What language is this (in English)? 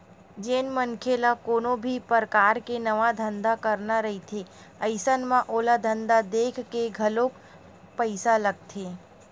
Chhattisgarhi